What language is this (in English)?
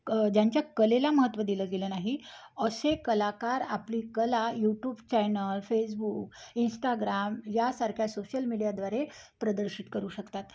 Marathi